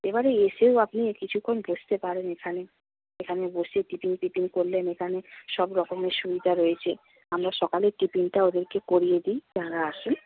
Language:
Bangla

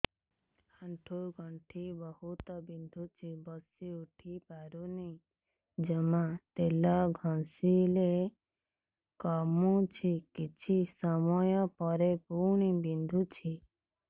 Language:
Odia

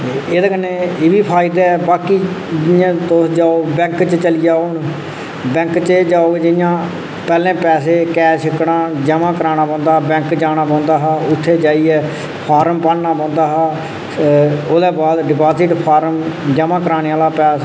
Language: Dogri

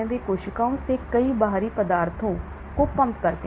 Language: Hindi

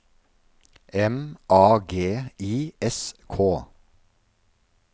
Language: Norwegian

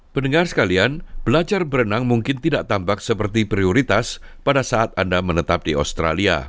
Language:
Indonesian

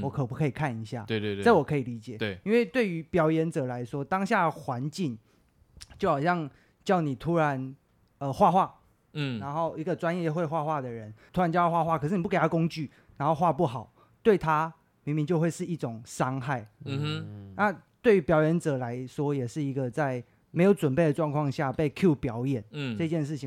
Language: Chinese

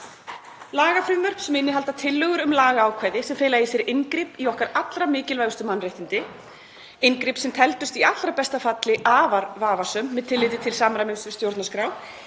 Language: Icelandic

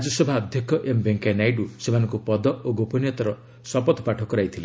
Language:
Odia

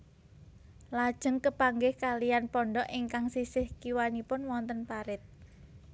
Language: Javanese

